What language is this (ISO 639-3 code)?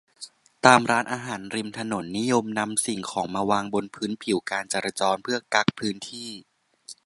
tha